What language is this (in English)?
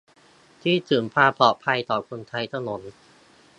Thai